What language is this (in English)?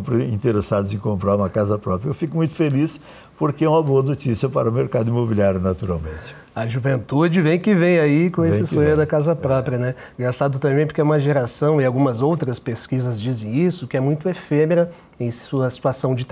Portuguese